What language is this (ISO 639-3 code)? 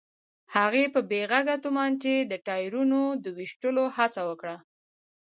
pus